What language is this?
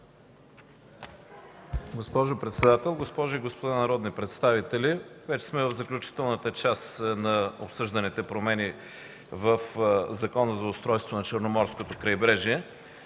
Bulgarian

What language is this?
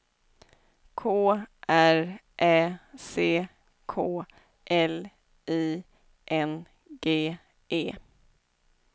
Swedish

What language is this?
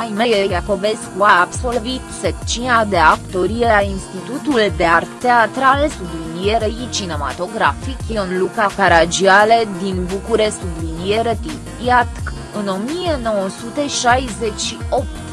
Romanian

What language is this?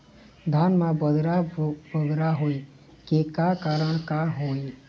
Chhattisgarhi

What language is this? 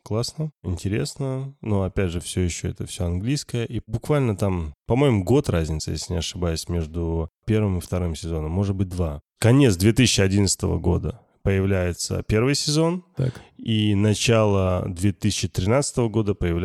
Russian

